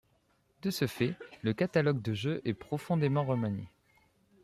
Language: French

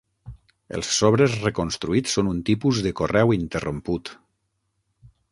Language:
Catalan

